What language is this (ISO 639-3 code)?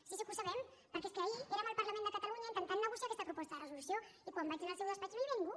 cat